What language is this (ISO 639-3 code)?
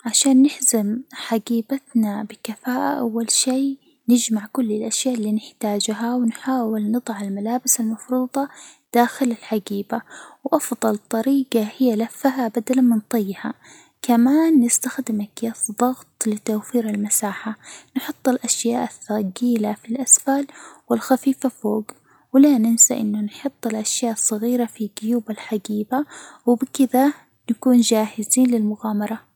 acw